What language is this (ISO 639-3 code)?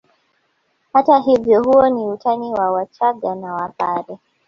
swa